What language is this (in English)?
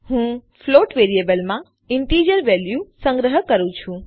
Gujarati